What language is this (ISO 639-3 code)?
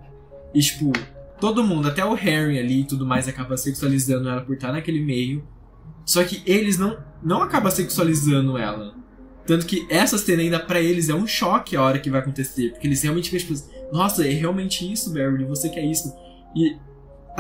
por